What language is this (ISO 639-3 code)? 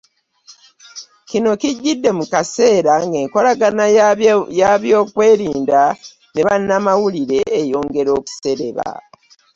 lug